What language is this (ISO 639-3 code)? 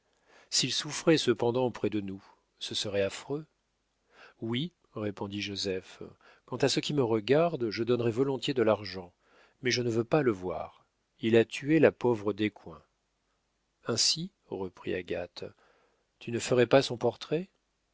fra